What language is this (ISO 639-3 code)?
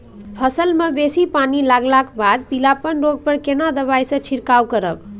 mai